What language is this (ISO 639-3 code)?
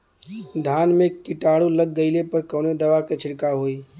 bho